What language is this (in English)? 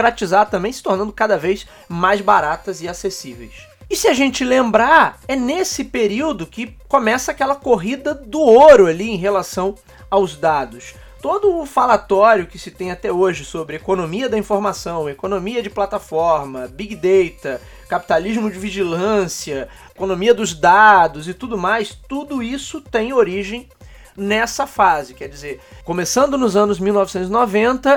Portuguese